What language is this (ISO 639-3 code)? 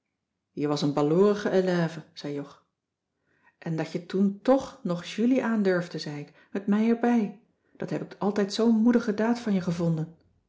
nld